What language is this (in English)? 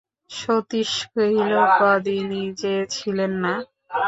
Bangla